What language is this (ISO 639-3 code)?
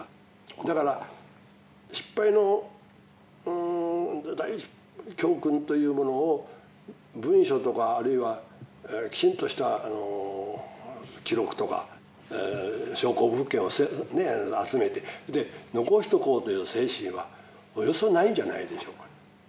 jpn